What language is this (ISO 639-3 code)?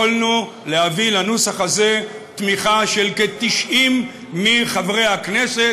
heb